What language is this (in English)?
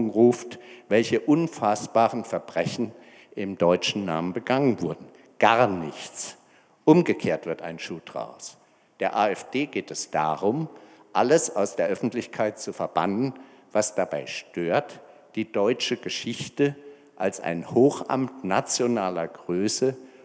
German